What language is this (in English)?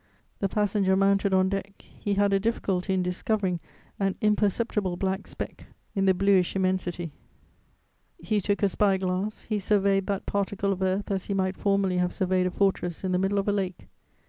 English